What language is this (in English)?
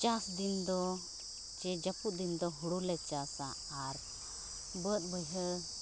Santali